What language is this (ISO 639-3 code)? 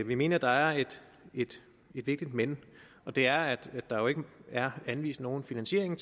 dan